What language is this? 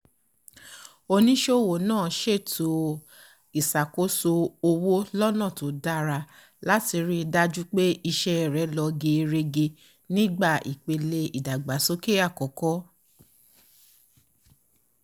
Yoruba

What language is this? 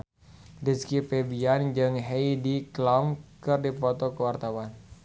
Sundanese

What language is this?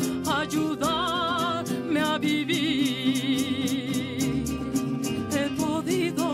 Spanish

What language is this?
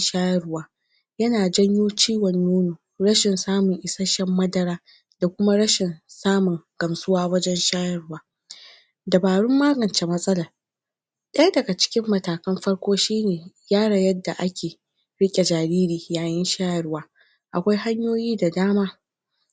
Hausa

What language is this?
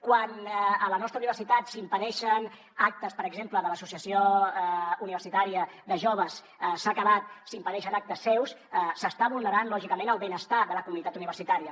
Catalan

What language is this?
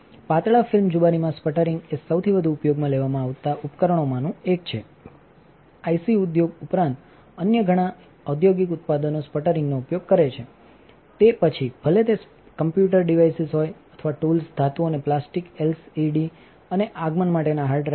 Gujarati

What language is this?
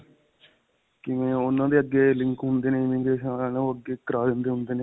Punjabi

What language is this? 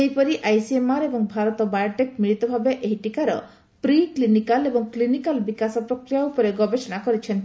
Odia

